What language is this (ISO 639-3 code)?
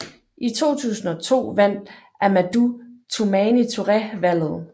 dan